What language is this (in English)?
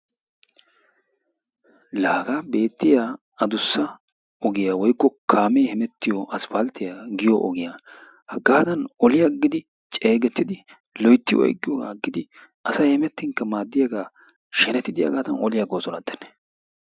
Wolaytta